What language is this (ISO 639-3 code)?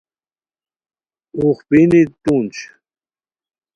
khw